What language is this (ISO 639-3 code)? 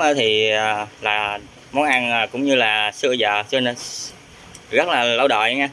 vie